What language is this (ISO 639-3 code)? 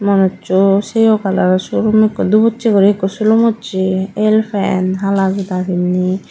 ccp